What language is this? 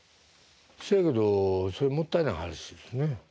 Japanese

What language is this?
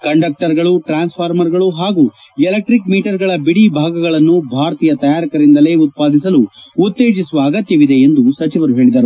Kannada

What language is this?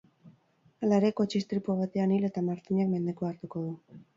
Basque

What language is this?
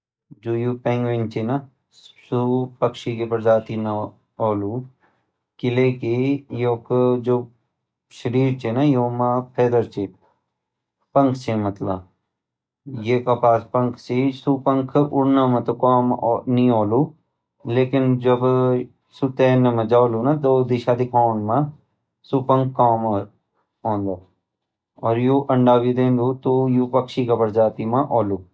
Garhwali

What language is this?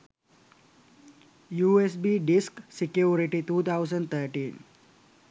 Sinhala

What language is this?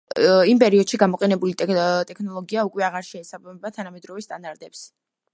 Georgian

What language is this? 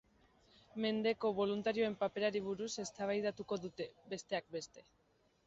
Basque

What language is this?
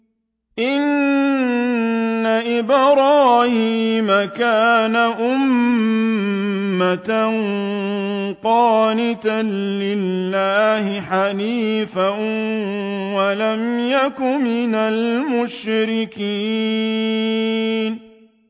Arabic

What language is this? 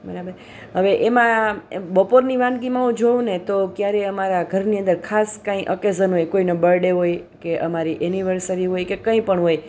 Gujarati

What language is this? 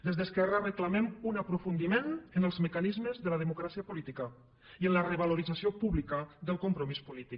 Catalan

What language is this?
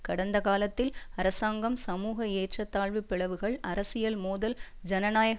Tamil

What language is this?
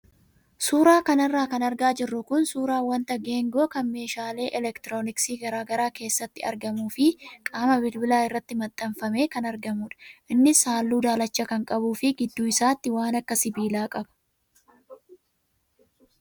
Oromo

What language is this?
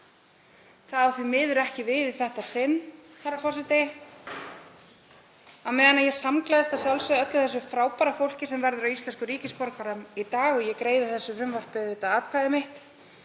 Icelandic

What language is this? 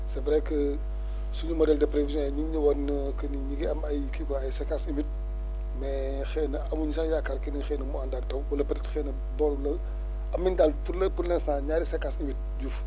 Wolof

